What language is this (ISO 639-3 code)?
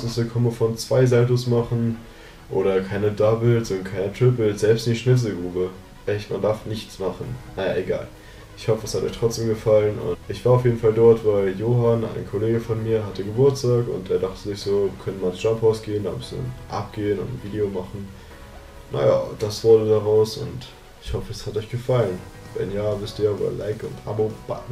deu